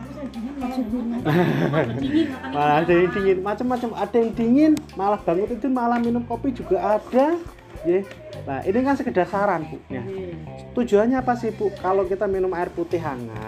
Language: Indonesian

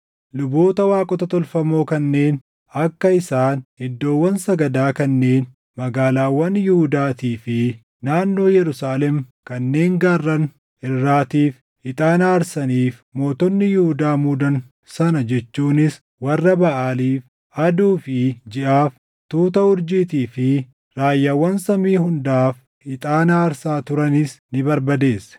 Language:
Oromo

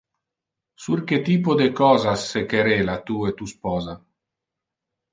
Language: Interlingua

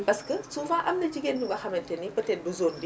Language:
Wolof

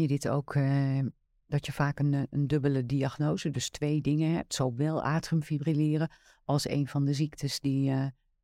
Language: Dutch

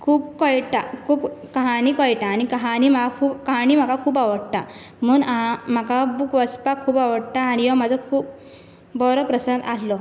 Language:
Konkani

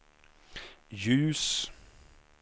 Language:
Swedish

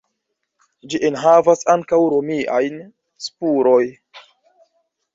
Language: Esperanto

